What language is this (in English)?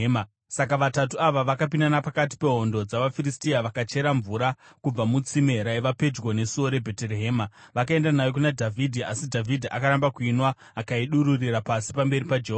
Shona